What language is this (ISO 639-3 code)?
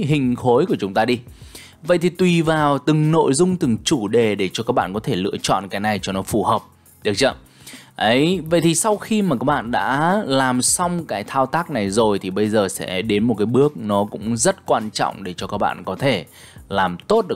vie